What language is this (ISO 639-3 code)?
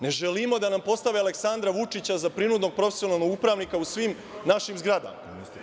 srp